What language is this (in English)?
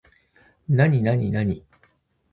Japanese